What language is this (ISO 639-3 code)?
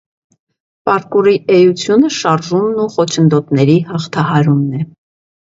hye